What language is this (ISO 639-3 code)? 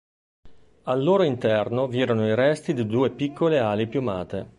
ita